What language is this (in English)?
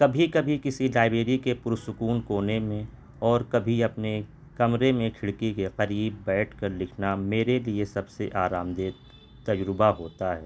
Urdu